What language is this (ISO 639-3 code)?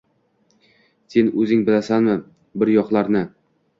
uzb